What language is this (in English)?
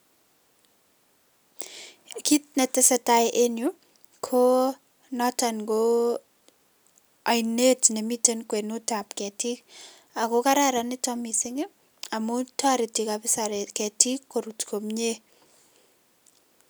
Kalenjin